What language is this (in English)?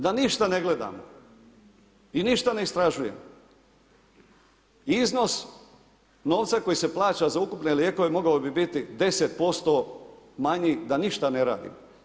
Croatian